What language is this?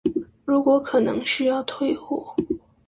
Chinese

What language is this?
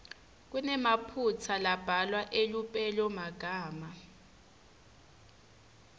Swati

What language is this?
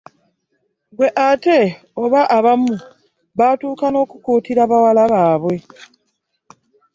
Ganda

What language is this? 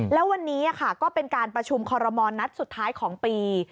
Thai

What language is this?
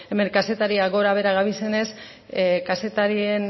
Basque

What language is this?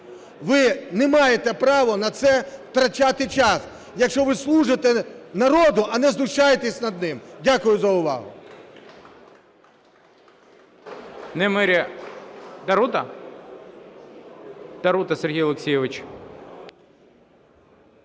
Ukrainian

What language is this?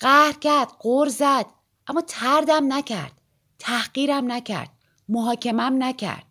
Persian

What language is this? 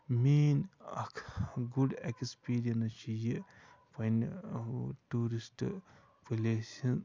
Kashmiri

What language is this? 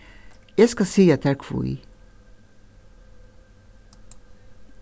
Faroese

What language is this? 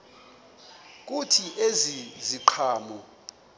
Xhosa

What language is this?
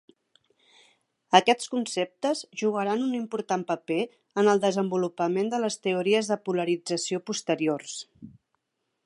Catalan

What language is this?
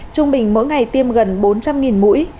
Vietnamese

